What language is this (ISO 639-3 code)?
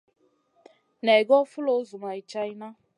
mcn